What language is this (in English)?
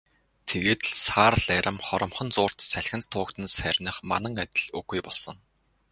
Mongolian